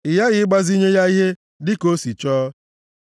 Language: Igbo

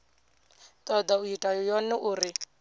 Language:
Venda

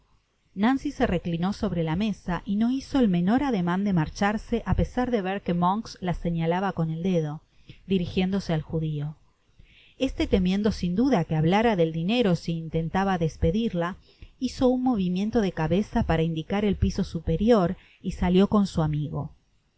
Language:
Spanish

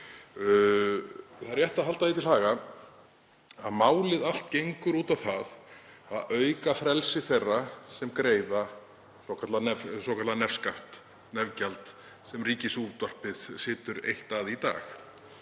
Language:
Icelandic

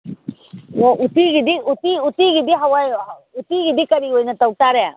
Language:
Manipuri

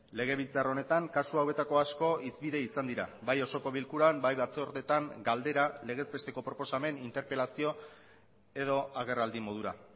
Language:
Basque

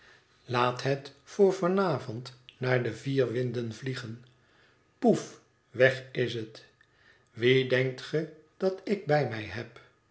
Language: Dutch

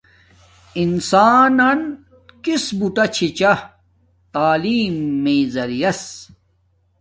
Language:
Domaaki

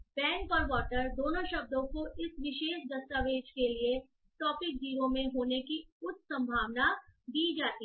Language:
Hindi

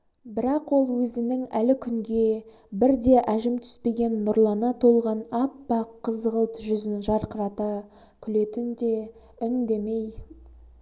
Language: Kazakh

